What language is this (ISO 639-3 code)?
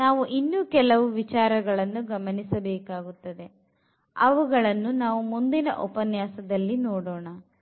kan